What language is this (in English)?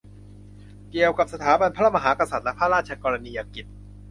Thai